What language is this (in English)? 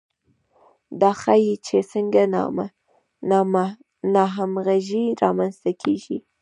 Pashto